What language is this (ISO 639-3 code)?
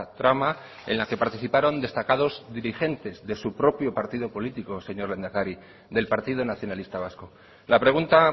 spa